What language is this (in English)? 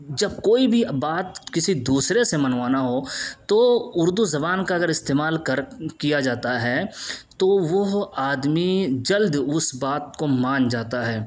Urdu